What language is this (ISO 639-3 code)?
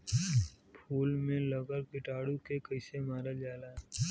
bho